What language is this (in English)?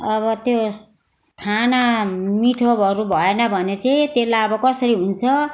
Nepali